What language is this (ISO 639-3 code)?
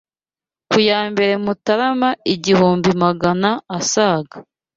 kin